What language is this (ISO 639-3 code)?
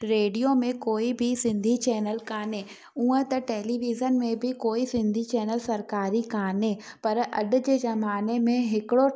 snd